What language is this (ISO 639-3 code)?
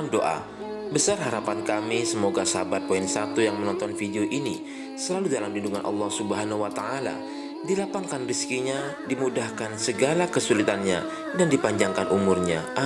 ind